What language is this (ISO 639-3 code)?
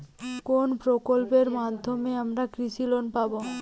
ben